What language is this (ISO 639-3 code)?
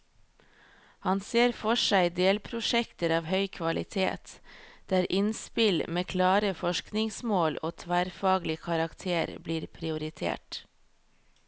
nor